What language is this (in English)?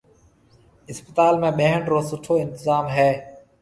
Marwari (Pakistan)